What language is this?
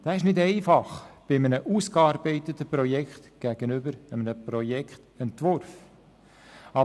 Swiss German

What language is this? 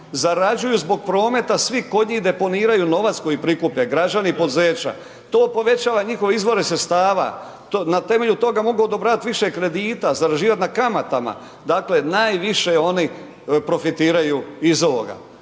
Croatian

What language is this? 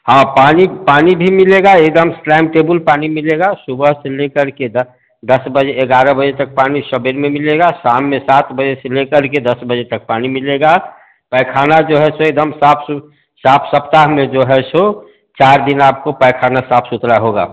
Hindi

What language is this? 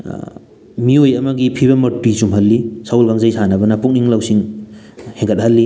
Manipuri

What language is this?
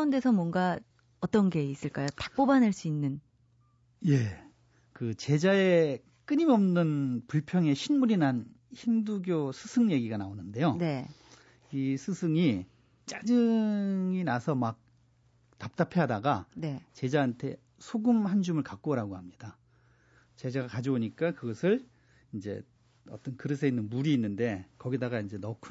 Korean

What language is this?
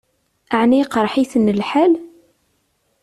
Kabyle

